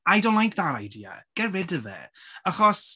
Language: Welsh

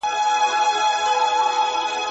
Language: Pashto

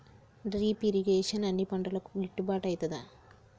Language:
Telugu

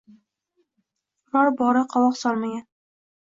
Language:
Uzbek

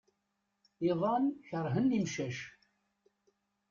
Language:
Kabyle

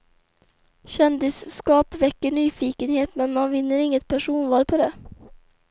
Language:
Swedish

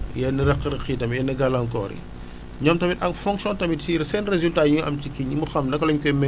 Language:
Wolof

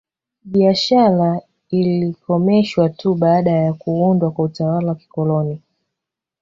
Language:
Swahili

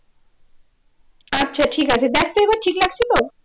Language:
Bangla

